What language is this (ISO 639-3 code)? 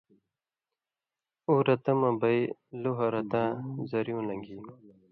mvy